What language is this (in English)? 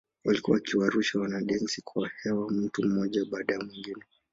Swahili